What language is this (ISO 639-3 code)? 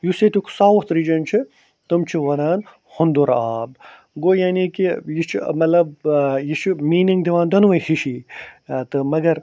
kas